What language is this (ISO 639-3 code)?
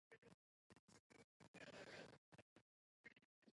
zho